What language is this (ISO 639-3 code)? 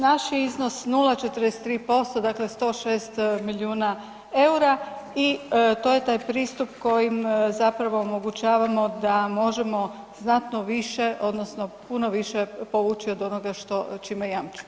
hrv